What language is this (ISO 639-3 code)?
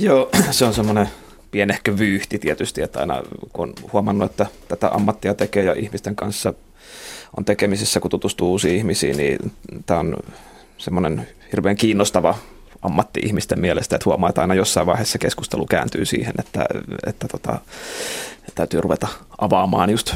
fin